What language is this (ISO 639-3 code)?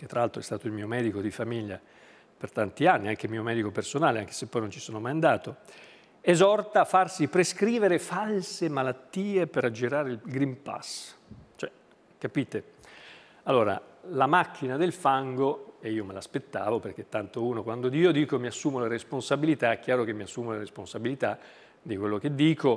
ita